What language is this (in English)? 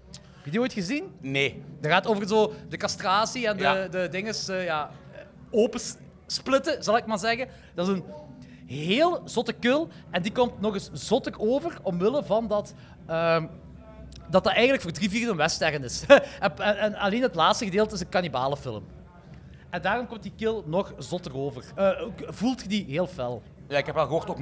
Dutch